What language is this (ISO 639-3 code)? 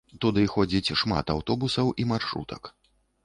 bel